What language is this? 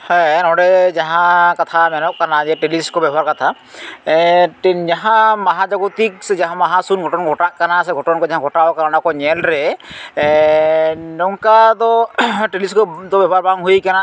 Santali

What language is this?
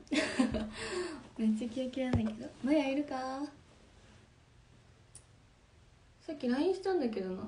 Japanese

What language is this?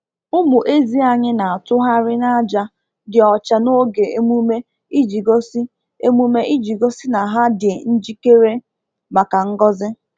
Igbo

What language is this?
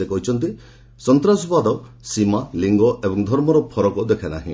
Odia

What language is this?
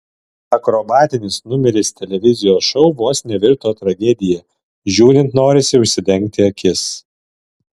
Lithuanian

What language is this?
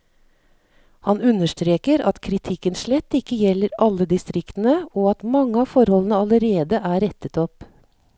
Norwegian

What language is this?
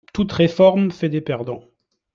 French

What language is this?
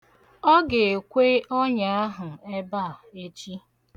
Igbo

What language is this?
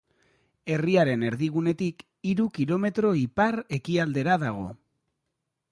Basque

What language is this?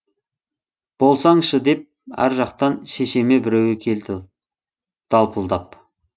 Kazakh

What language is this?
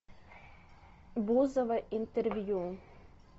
Russian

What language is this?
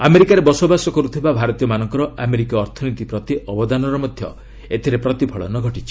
Odia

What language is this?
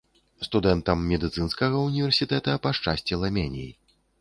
Belarusian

